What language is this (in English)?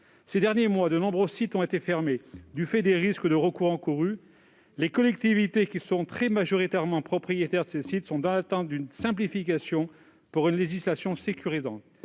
French